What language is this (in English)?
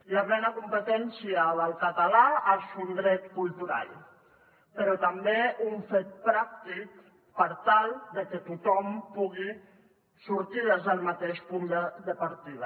Catalan